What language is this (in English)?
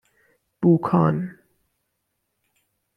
Persian